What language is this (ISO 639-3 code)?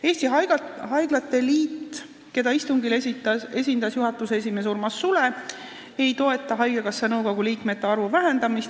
est